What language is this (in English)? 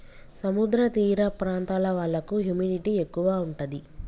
Telugu